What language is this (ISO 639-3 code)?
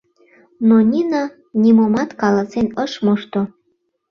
chm